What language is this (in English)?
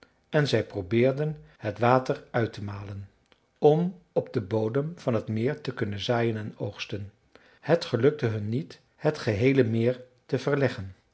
Dutch